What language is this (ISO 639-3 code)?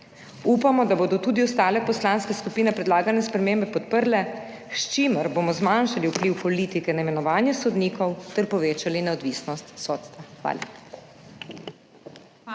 slv